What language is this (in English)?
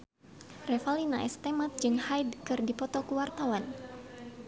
Sundanese